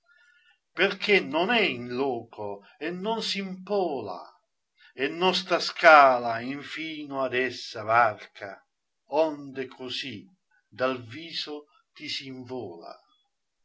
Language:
Italian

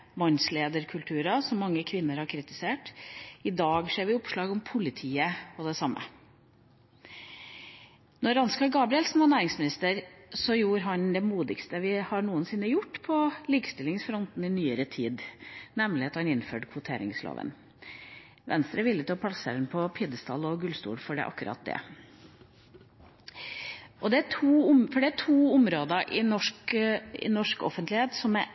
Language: Norwegian Bokmål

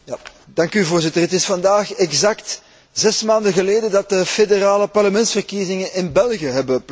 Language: Dutch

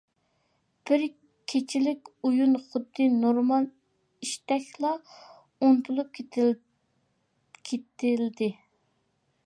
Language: Uyghur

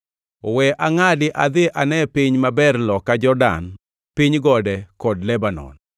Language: Luo (Kenya and Tanzania)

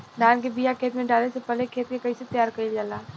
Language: Bhojpuri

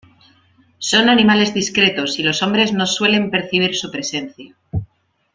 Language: Spanish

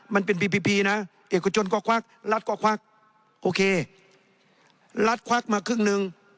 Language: Thai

